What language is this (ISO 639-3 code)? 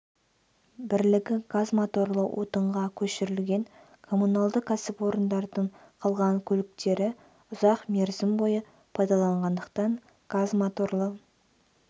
kaz